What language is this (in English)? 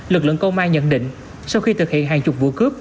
Vietnamese